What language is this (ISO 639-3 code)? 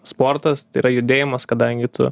lit